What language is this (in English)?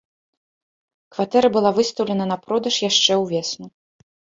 Belarusian